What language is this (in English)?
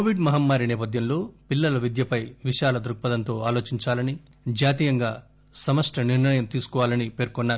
Telugu